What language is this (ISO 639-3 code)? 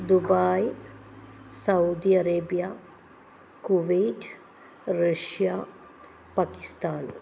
mal